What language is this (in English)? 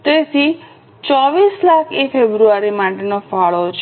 Gujarati